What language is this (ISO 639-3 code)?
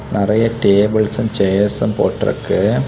tam